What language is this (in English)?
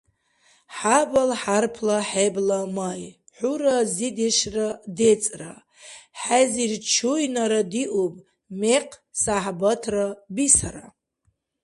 Dargwa